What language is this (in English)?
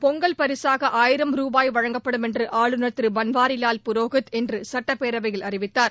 Tamil